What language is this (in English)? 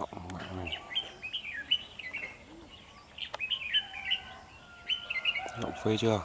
Vietnamese